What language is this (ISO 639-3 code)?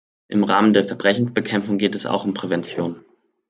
deu